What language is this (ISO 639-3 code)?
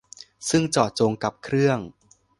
tha